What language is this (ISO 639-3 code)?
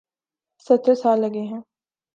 urd